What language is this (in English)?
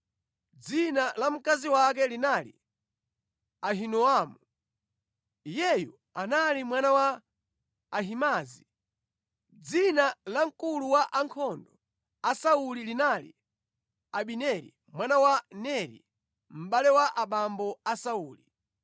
Nyanja